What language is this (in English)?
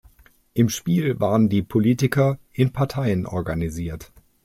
German